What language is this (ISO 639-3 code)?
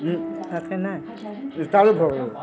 mai